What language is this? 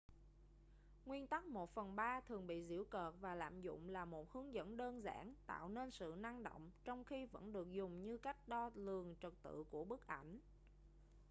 Vietnamese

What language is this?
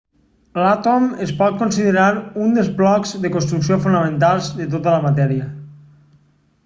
Catalan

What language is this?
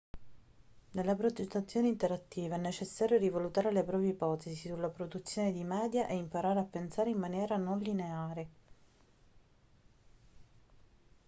Italian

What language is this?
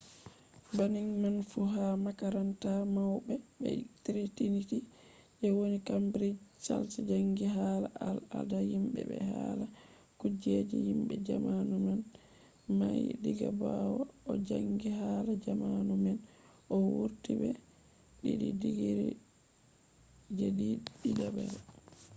Fula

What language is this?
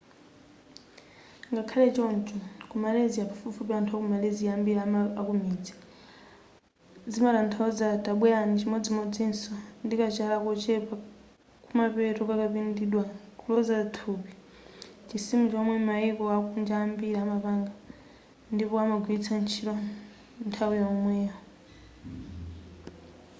Nyanja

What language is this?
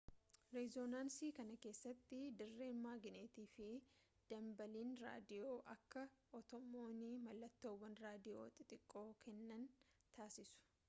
Oromo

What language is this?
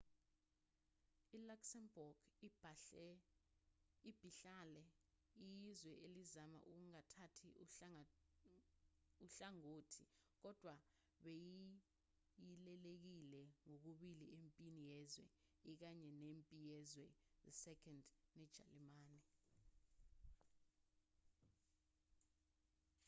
Zulu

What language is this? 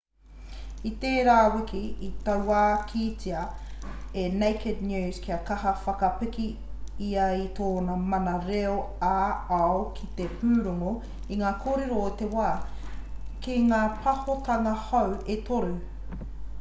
Māori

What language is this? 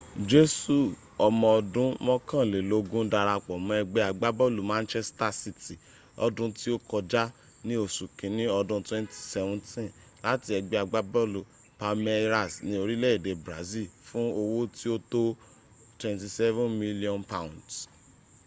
Yoruba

